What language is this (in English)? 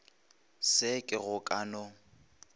Northern Sotho